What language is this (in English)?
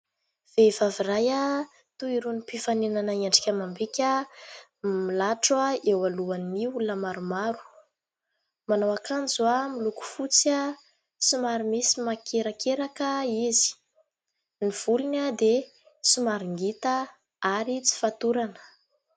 Malagasy